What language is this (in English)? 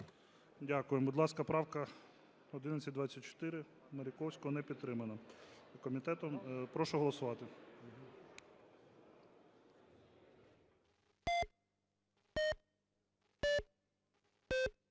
Ukrainian